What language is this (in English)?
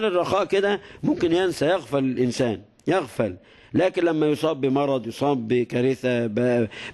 Arabic